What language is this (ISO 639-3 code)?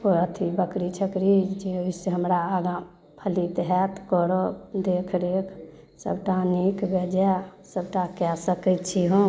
mai